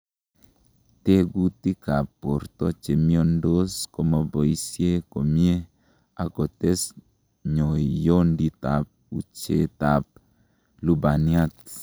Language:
Kalenjin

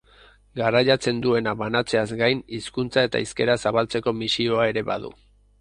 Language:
Basque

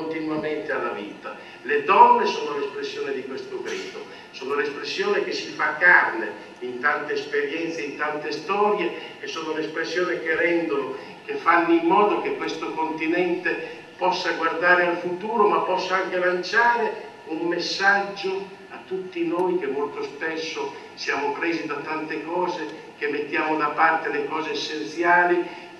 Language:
Italian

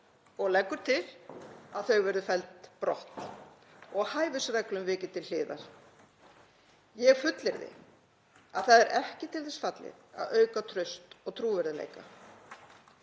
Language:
Icelandic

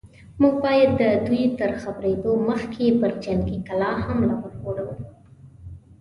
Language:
Pashto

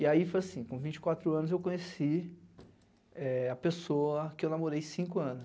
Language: Portuguese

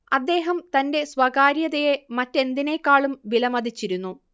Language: Malayalam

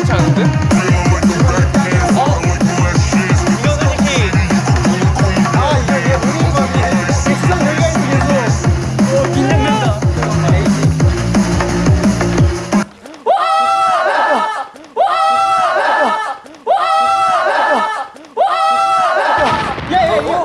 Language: Korean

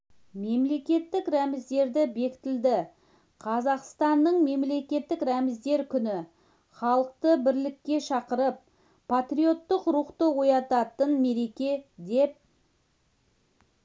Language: Kazakh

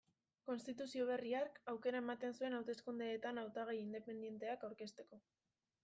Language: Basque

